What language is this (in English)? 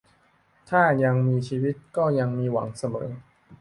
Thai